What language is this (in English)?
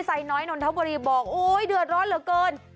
Thai